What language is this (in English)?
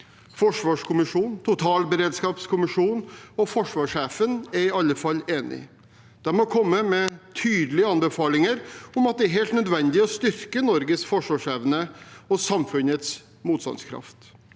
Norwegian